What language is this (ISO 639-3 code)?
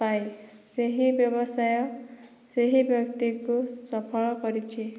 ori